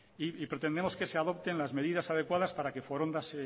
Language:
Spanish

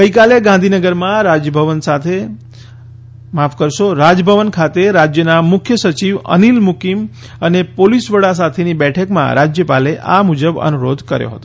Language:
Gujarati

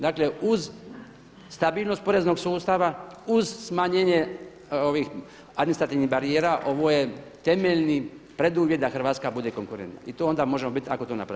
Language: Croatian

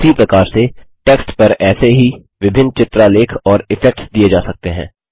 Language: Hindi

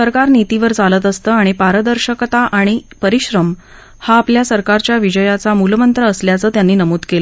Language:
Marathi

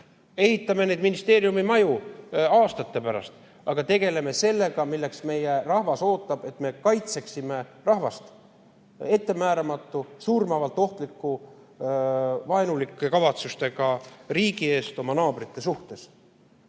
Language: Estonian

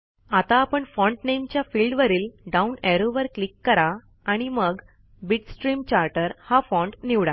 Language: Marathi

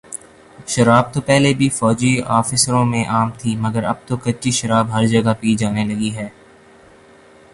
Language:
Urdu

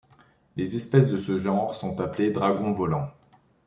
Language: French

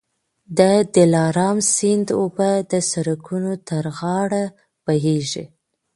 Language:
Pashto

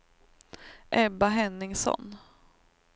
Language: Swedish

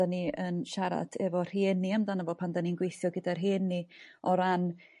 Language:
Welsh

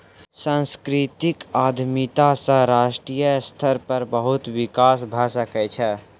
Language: Maithili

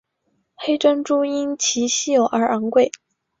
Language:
Chinese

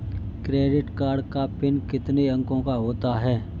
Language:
Hindi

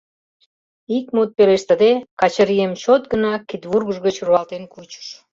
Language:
Mari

